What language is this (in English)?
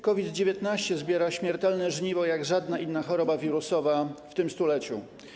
Polish